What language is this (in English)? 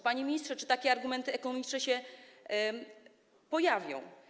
Polish